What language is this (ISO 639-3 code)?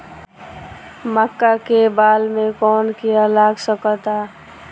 bho